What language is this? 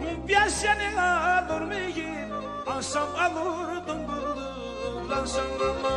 Turkish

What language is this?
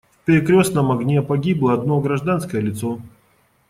Russian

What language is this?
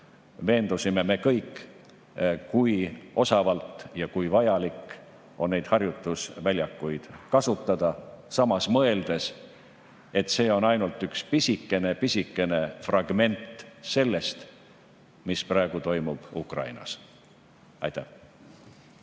Estonian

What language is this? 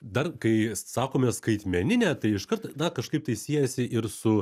Lithuanian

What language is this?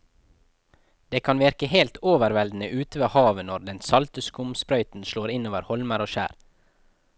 Norwegian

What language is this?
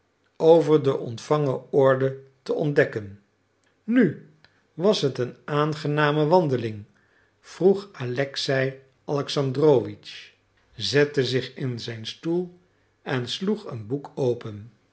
Dutch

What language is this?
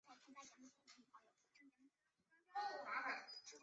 Chinese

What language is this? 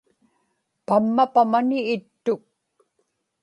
Inupiaq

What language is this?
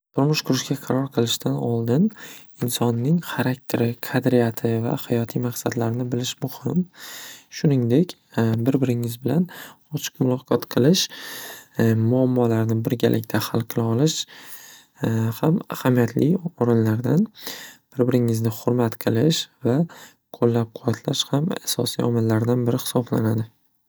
Uzbek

